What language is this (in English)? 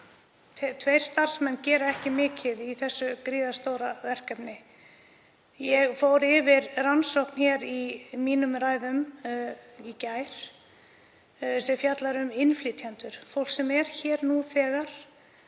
Icelandic